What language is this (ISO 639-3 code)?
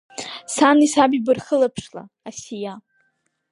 abk